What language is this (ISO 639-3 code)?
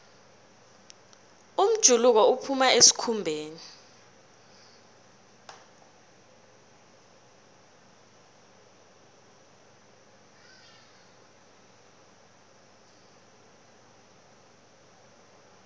nbl